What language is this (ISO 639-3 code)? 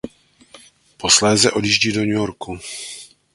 ces